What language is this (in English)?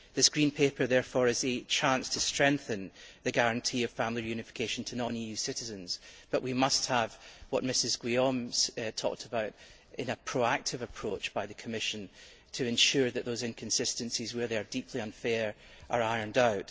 English